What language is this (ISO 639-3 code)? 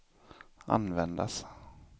swe